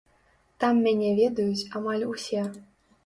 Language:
Belarusian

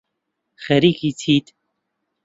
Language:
Central Kurdish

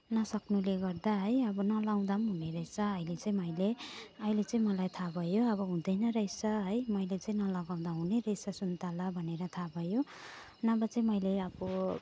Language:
Nepali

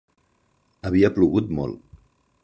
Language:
Catalan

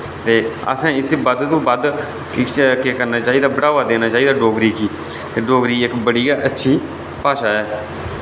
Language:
Dogri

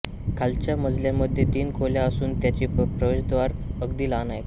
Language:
Marathi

